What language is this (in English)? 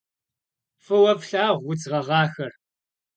Kabardian